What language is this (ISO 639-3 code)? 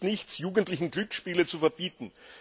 deu